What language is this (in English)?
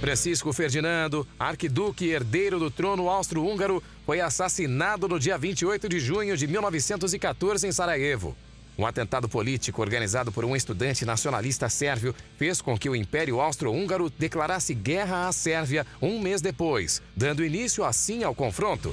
Portuguese